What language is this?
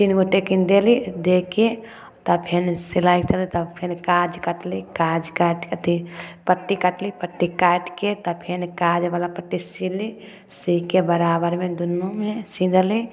Maithili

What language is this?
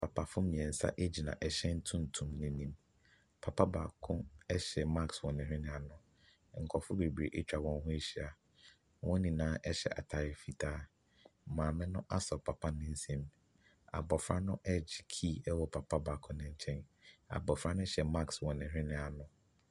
Akan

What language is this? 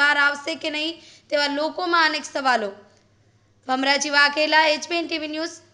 Hindi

